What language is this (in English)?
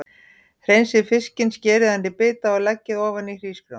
Icelandic